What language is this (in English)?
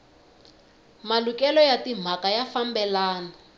Tsonga